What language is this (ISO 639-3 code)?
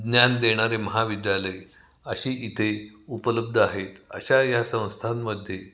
mar